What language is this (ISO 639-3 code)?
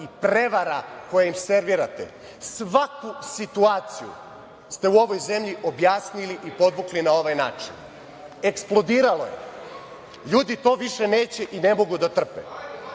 srp